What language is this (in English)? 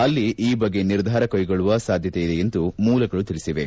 Kannada